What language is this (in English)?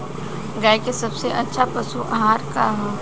Bhojpuri